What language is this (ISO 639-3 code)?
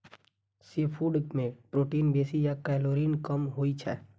mai